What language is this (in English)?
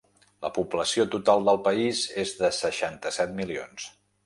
Catalan